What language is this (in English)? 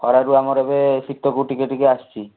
Odia